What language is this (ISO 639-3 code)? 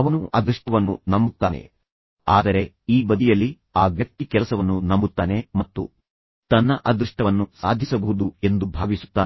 kan